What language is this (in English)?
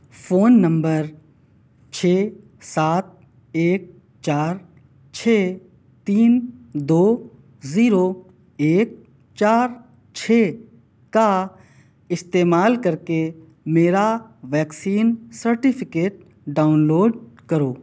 Urdu